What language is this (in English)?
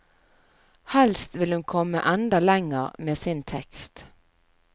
Norwegian